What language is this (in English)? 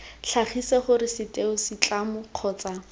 Tswana